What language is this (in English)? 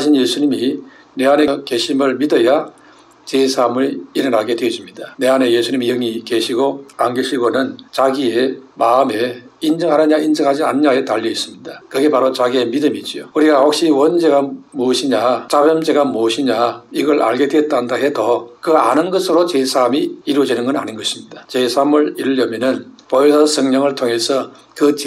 Korean